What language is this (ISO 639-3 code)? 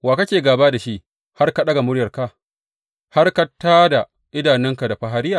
hau